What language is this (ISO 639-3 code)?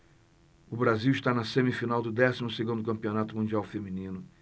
por